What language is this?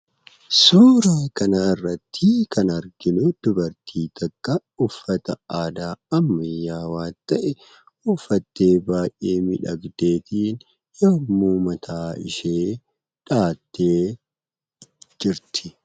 Oromo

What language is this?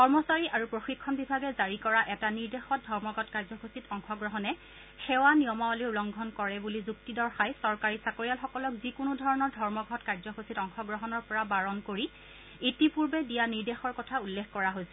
Assamese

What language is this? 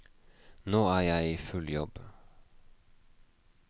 Norwegian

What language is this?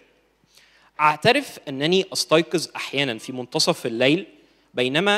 Arabic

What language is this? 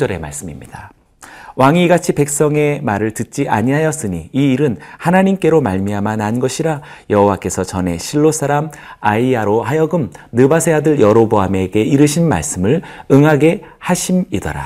Korean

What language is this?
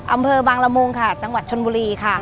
Thai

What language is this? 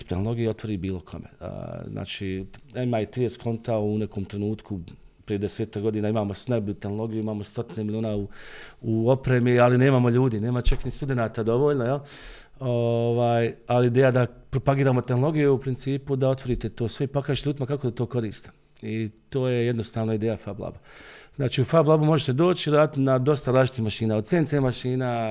Croatian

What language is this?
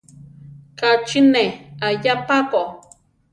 Central Tarahumara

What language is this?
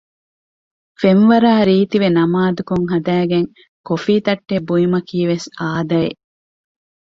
Divehi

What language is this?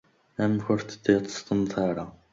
Kabyle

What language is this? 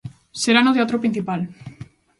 Galician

